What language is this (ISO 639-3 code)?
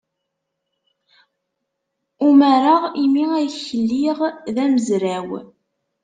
kab